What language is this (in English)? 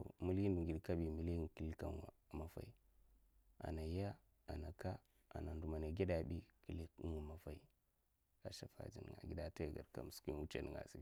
Mafa